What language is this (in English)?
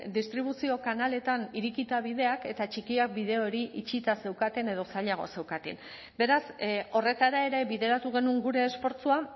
Basque